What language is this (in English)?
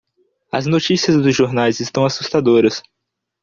Portuguese